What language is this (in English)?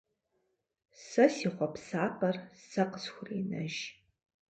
Kabardian